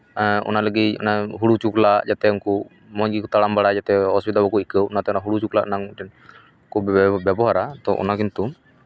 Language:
Santali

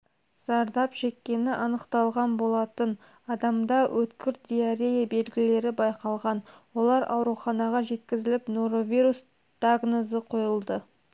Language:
Kazakh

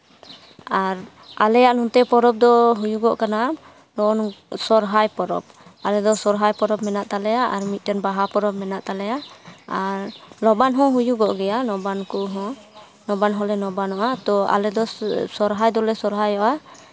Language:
Santali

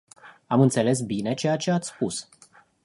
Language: Romanian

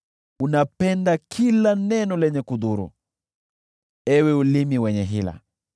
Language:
Swahili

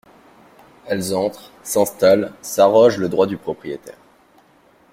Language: French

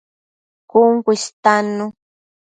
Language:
Matsés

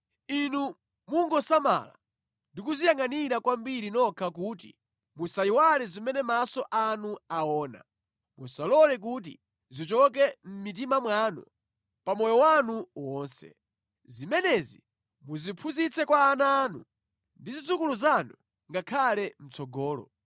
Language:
Nyanja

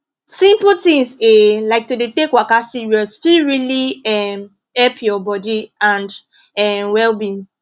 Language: Nigerian Pidgin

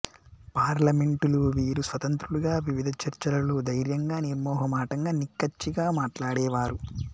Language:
Telugu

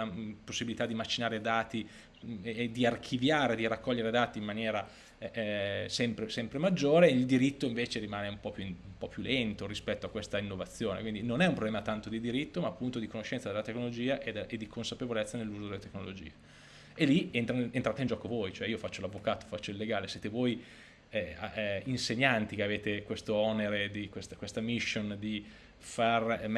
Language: Italian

